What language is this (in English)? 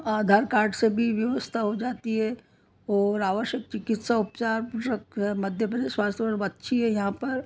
Hindi